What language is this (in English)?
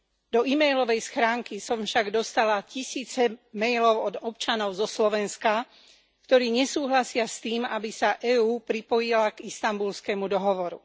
Slovak